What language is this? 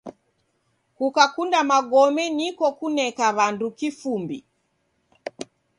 Taita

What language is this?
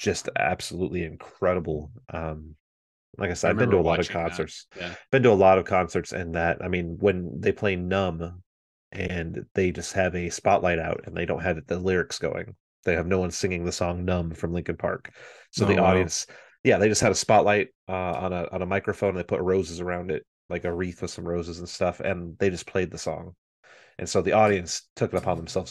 English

